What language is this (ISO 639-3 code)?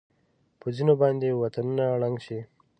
pus